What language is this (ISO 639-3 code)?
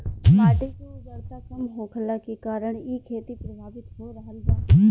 bho